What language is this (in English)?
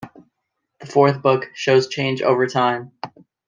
English